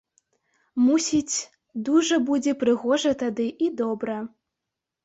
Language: Belarusian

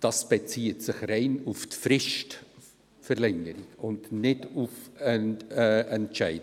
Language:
Swiss German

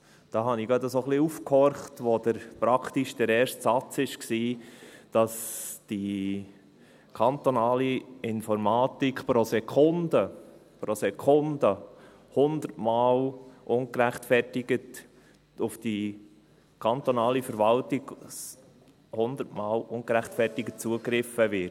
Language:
Swiss German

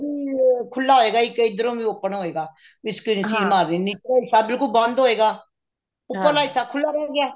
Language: Punjabi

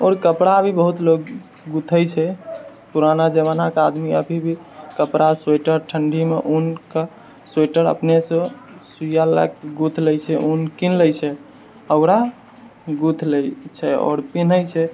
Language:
Maithili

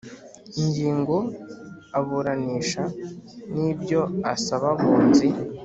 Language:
Kinyarwanda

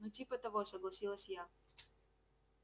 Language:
Russian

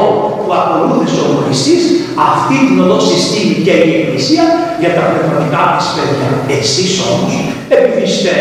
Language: Greek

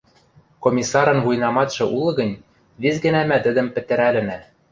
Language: Western Mari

